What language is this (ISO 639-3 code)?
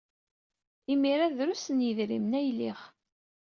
kab